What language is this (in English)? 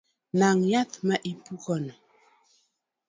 Luo (Kenya and Tanzania)